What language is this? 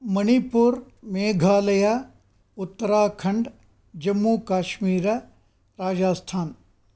Sanskrit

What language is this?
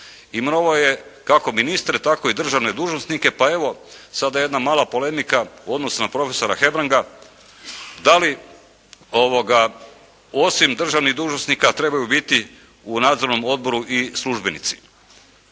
Croatian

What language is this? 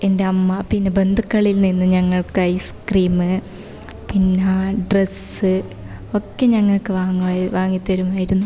Malayalam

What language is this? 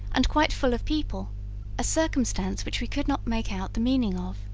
English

